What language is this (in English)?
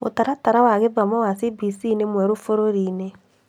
Kikuyu